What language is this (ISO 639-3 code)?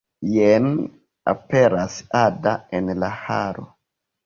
epo